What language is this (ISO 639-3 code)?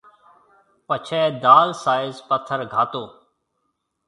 mve